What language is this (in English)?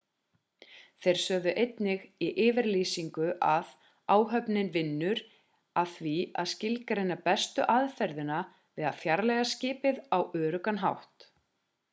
Icelandic